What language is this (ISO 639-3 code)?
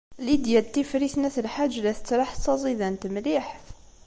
kab